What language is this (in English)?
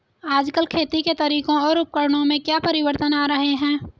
Hindi